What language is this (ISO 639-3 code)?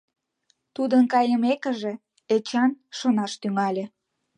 chm